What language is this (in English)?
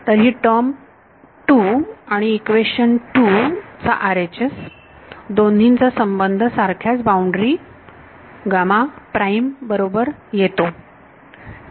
Marathi